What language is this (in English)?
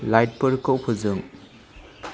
Bodo